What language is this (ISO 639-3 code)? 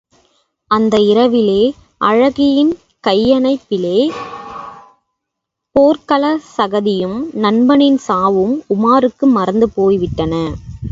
tam